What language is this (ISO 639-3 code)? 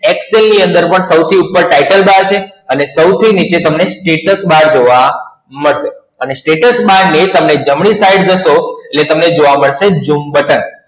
guj